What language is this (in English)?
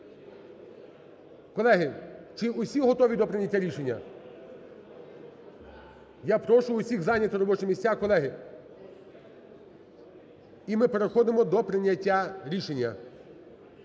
Ukrainian